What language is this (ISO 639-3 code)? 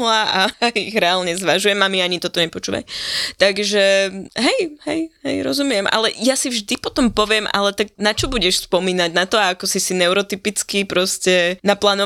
slk